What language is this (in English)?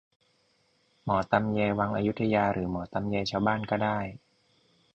Thai